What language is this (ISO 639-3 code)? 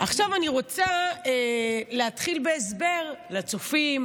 heb